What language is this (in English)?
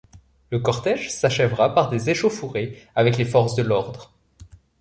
French